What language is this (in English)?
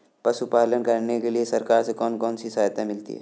Hindi